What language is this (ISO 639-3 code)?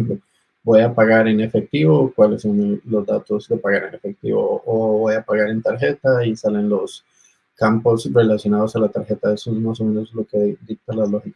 spa